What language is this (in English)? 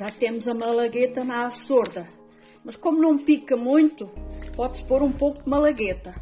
Portuguese